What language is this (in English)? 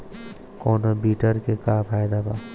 Bhojpuri